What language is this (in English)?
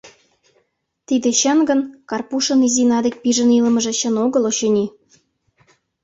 Mari